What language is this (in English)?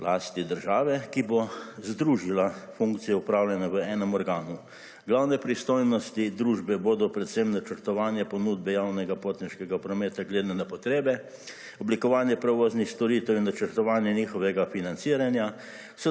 Slovenian